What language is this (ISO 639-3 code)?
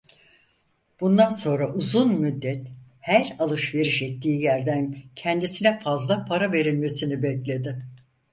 tur